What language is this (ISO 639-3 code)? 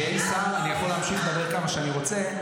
heb